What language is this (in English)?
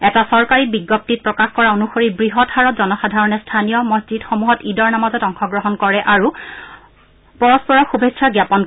Assamese